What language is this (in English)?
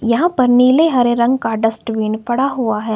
Hindi